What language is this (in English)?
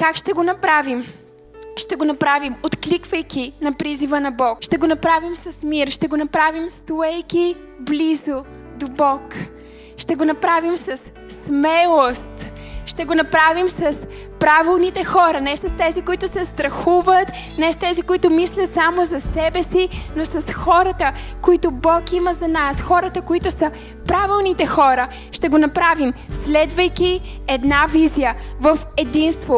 Bulgarian